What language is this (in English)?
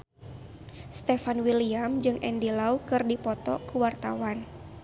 Sundanese